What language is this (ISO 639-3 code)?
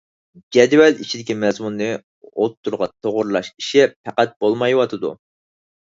uig